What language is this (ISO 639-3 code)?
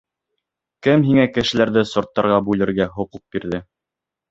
bak